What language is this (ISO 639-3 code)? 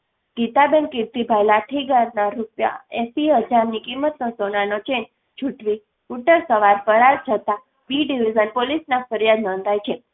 guj